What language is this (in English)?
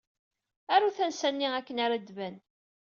Kabyle